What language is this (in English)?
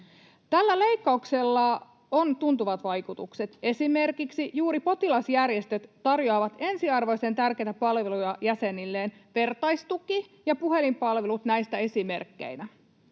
Finnish